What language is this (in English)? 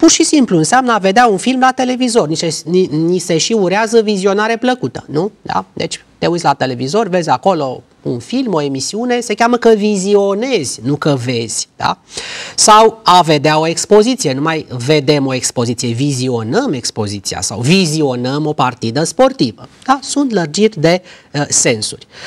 Romanian